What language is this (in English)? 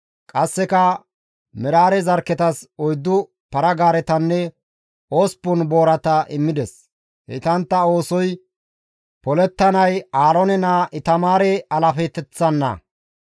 Gamo